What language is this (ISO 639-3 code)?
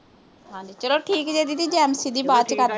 pan